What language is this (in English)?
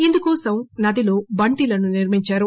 Telugu